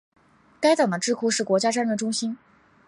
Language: Chinese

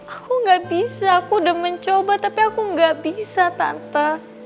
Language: Indonesian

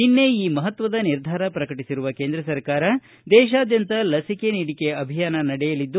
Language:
Kannada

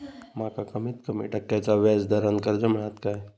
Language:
Marathi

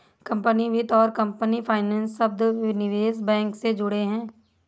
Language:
Hindi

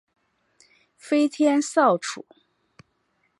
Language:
Chinese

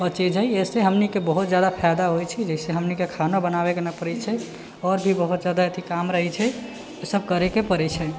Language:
Maithili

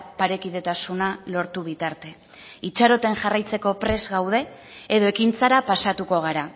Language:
Basque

